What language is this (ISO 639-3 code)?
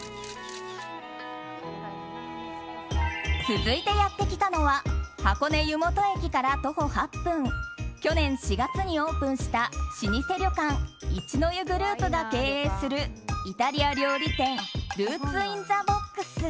jpn